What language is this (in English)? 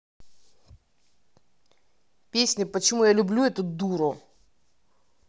Russian